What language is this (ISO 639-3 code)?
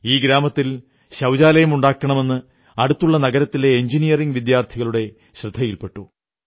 mal